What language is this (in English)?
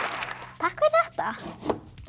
Icelandic